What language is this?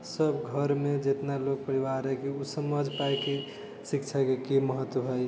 Maithili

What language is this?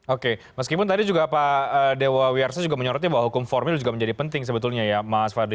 Indonesian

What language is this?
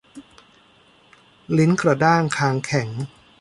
Thai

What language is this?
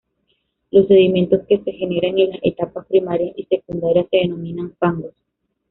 Spanish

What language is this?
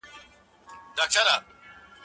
Pashto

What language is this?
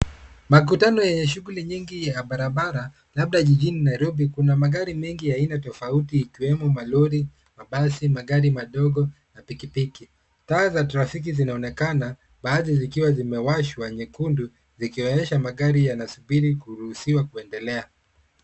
Swahili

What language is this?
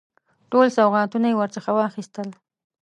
Pashto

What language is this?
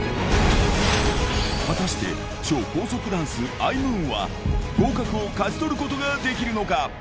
Japanese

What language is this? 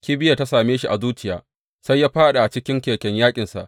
Hausa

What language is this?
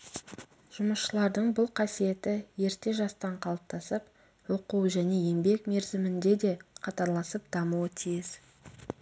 Kazakh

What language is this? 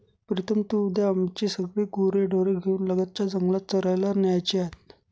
Marathi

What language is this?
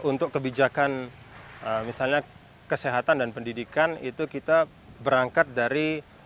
Indonesian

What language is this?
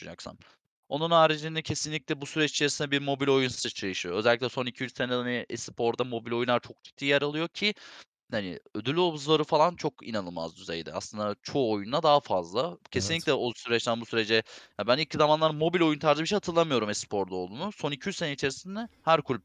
Turkish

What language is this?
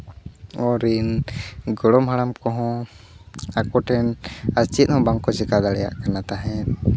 Santali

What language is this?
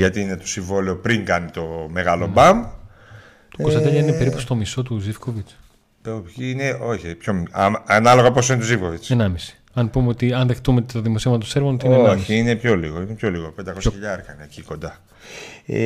Greek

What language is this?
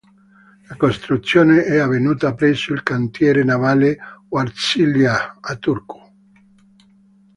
Italian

